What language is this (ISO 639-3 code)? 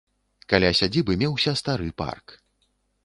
bel